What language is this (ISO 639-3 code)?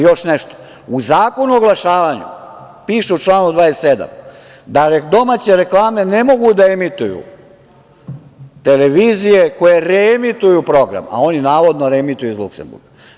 srp